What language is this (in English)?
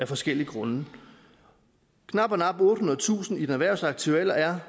Danish